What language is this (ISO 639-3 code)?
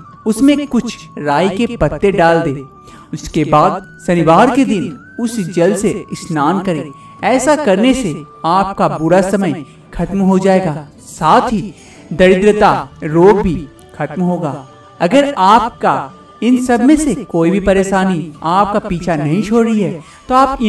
hin